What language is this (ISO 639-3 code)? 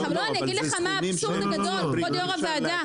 heb